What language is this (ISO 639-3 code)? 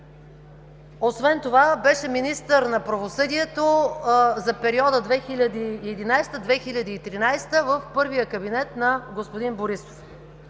bul